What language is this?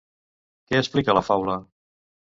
Catalan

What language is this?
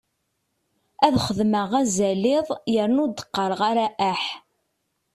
Kabyle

